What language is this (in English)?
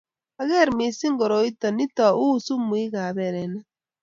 Kalenjin